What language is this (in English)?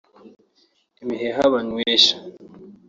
Kinyarwanda